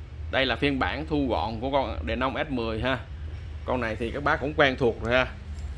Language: Vietnamese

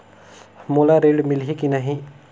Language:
Chhattisgarhi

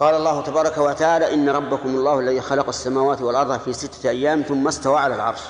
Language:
Arabic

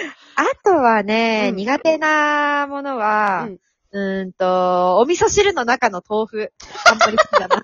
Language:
Japanese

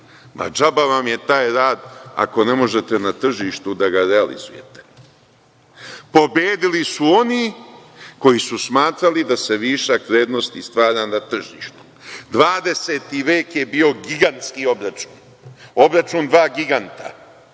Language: Serbian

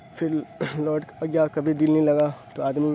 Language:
Urdu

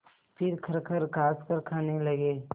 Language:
Hindi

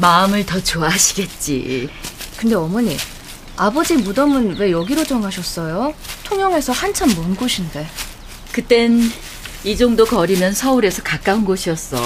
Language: Korean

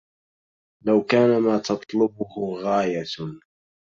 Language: Arabic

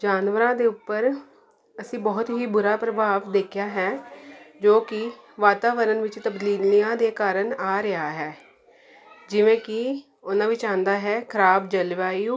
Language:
Punjabi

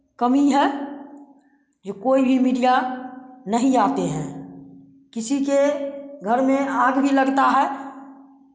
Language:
Hindi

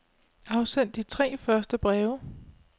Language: Danish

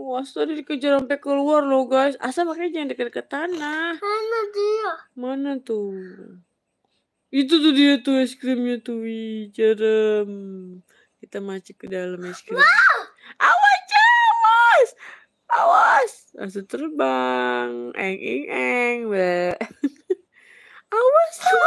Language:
Indonesian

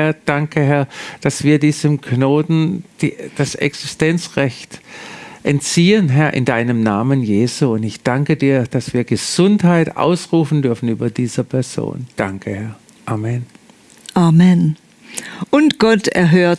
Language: German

